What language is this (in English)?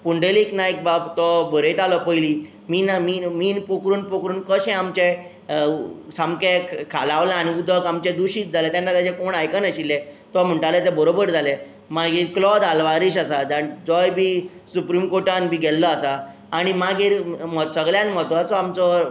Konkani